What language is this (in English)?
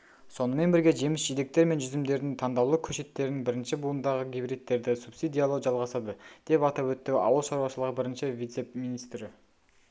Kazakh